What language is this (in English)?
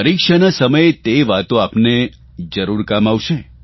Gujarati